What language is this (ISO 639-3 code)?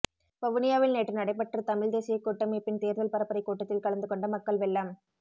tam